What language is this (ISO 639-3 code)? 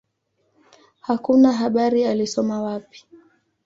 swa